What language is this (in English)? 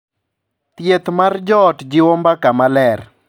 Luo (Kenya and Tanzania)